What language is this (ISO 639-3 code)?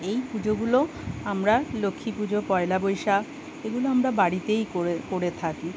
ben